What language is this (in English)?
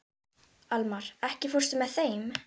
Icelandic